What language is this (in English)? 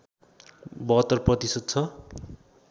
Nepali